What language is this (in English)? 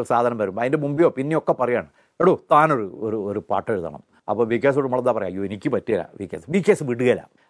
Malayalam